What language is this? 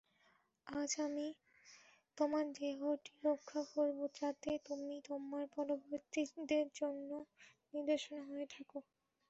Bangla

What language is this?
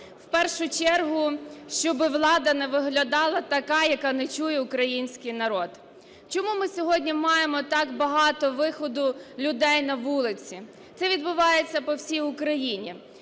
Ukrainian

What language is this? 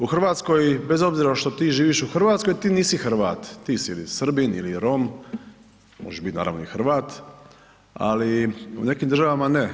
Croatian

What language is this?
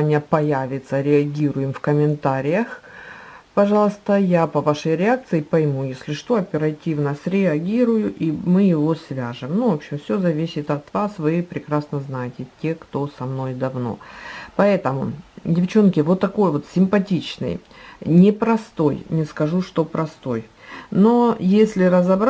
Russian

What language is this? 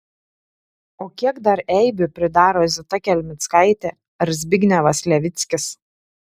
Lithuanian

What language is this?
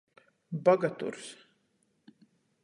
Latgalian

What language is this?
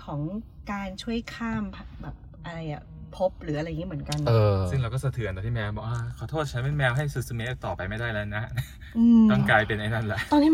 Thai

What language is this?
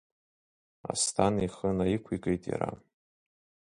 Abkhazian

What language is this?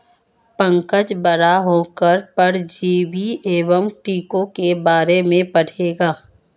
Hindi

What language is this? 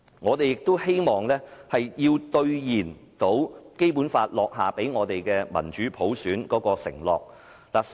Cantonese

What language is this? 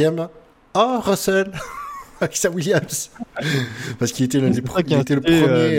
French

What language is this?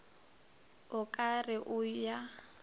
Northern Sotho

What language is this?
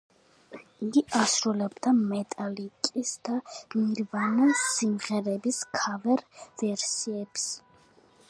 Georgian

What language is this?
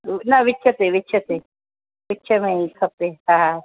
Sindhi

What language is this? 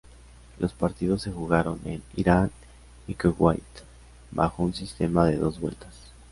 Spanish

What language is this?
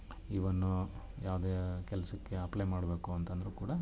Kannada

